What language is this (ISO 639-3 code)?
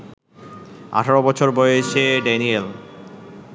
ben